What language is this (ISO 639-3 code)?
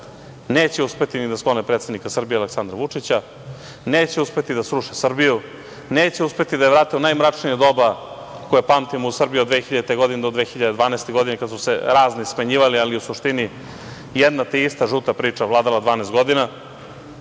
srp